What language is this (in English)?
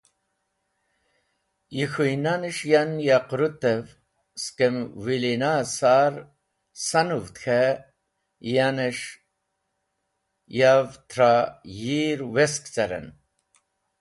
Wakhi